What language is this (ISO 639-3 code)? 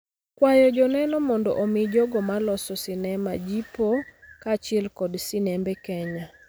luo